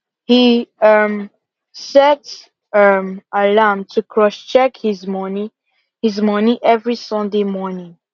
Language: Nigerian Pidgin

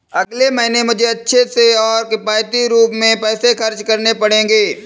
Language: Hindi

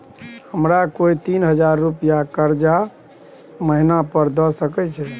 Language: Maithili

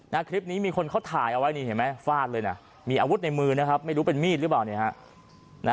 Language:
Thai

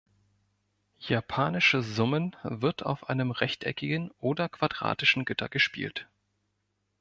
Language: German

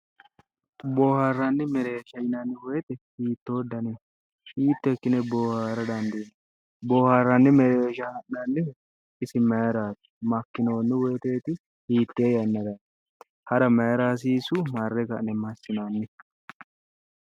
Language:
Sidamo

